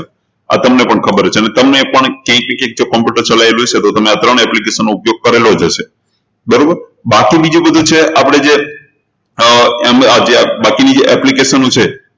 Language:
Gujarati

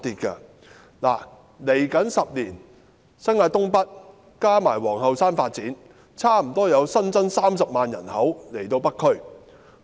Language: Cantonese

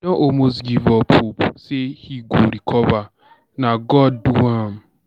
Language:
Nigerian Pidgin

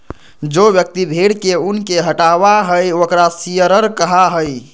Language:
Magahi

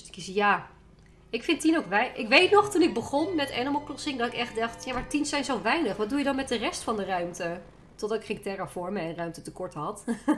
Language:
Dutch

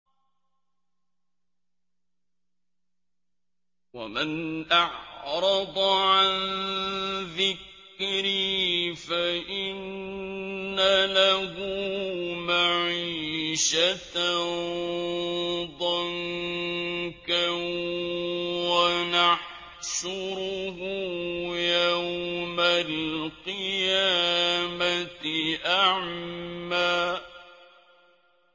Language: Arabic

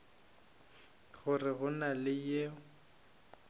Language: Northern Sotho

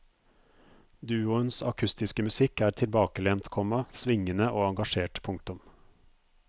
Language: Norwegian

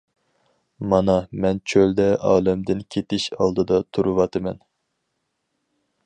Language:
Uyghur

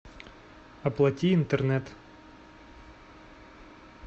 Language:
Russian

